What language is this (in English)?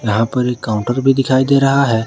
Hindi